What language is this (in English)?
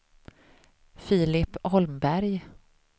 Swedish